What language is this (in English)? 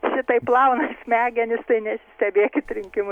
Lithuanian